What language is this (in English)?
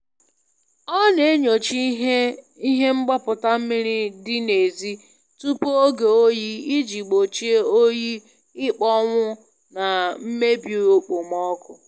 Igbo